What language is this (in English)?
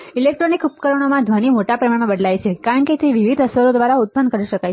Gujarati